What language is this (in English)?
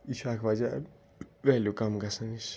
Kashmiri